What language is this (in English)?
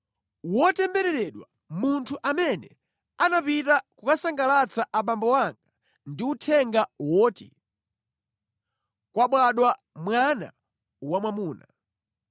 Nyanja